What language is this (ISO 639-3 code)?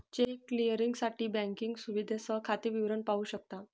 mar